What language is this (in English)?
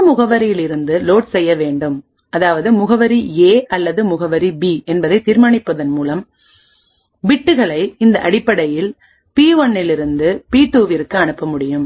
Tamil